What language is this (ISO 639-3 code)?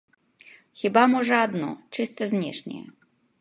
bel